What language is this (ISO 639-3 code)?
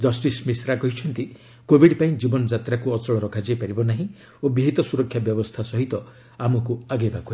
ori